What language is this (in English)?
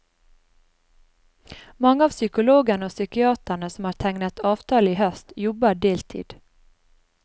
Norwegian